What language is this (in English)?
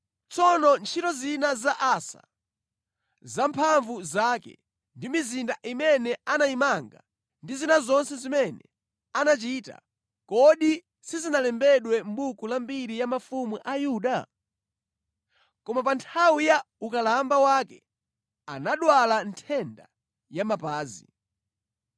Nyanja